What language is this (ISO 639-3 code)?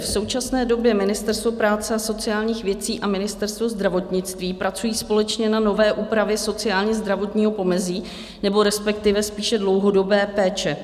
ces